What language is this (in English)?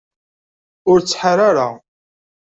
Kabyle